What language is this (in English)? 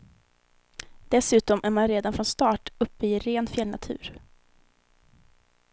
Swedish